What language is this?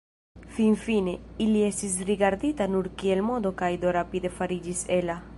Esperanto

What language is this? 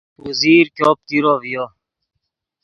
Yidgha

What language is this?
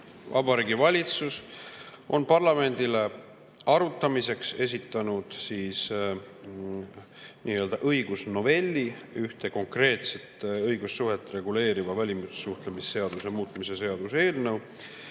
Estonian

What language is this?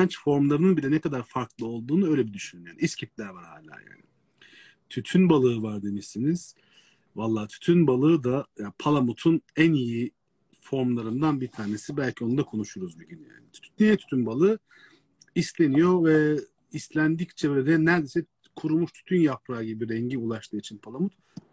Turkish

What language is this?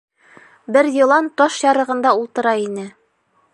Bashkir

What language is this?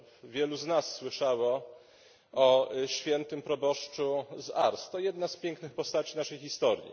Polish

